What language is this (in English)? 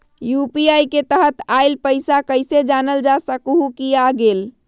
Magahi